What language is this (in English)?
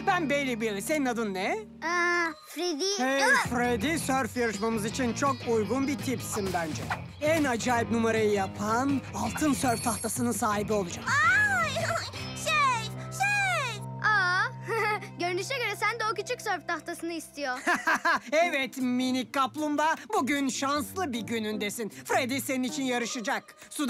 Turkish